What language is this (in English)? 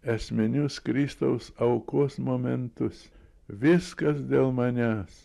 Lithuanian